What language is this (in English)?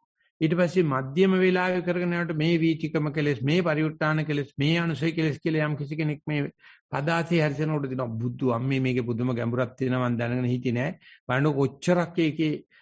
Italian